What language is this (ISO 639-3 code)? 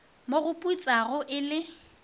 nso